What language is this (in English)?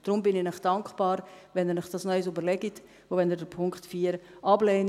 Swiss German